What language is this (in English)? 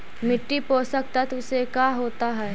Magahi